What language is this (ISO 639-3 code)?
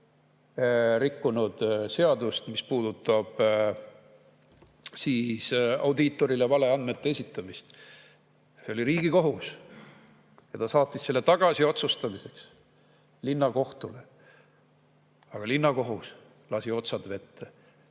est